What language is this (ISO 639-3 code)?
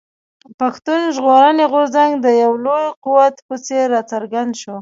pus